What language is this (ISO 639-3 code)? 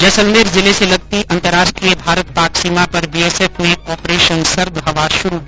hin